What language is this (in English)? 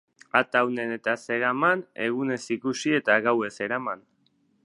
Basque